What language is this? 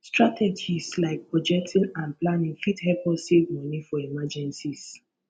Nigerian Pidgin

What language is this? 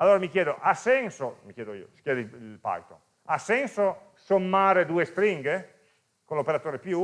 Italian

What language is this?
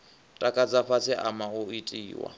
Venda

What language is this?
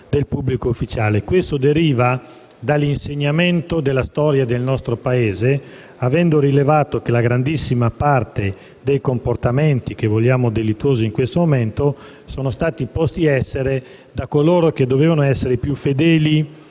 Italian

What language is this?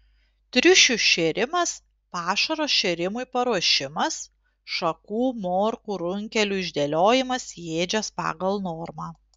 Lithuanian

